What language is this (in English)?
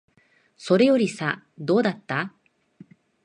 Japanese